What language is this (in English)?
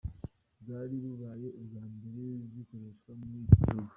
Kinyarwanda